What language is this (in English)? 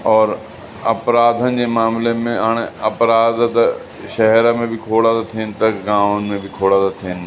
Sindhi